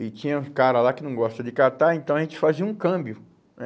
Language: Portuguese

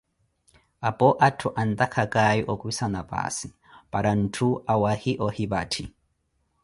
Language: Koti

